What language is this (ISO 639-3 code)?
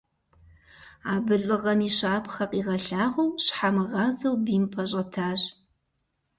kbd